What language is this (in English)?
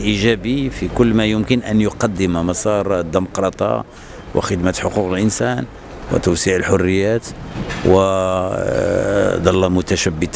Arabic